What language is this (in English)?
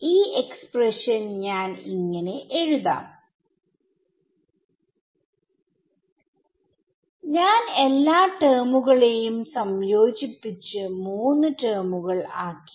Malayalam